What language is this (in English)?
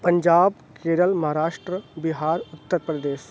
Urdu